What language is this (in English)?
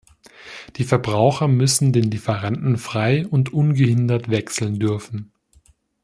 German